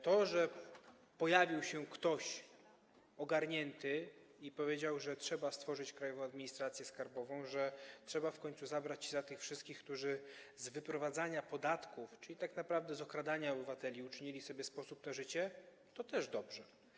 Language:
Polish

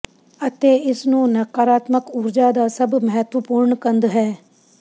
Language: Punjabi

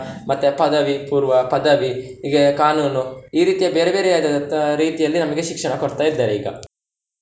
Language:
Kannada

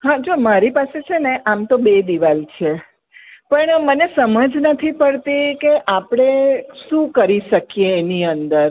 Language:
Gujarati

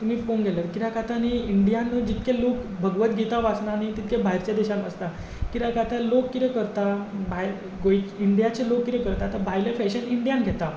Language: Konkani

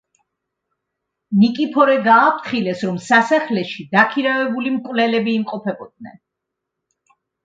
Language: Georgian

